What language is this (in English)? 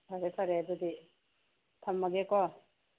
Manipuri